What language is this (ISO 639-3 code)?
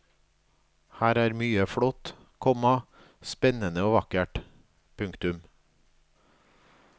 nor